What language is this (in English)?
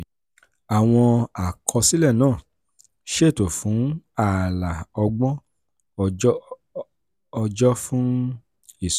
Yoruba